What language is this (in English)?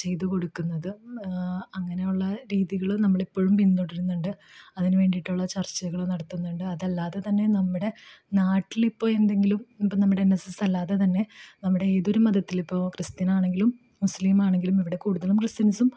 Malayalam